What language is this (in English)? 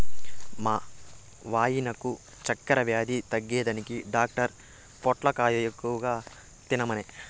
Telugu